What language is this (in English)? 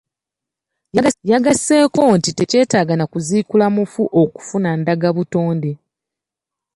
Ganda